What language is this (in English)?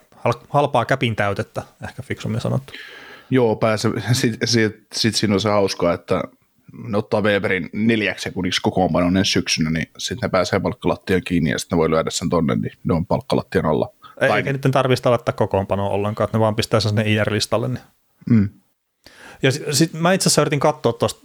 Finnish